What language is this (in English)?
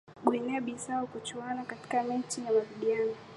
Swahili